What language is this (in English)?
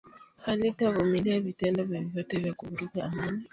Swahili